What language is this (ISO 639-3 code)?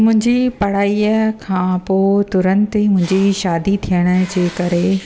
snd